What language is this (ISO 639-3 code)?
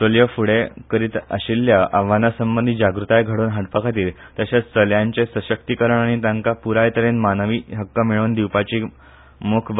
kok